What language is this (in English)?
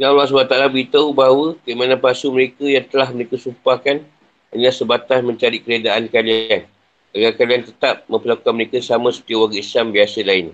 Malay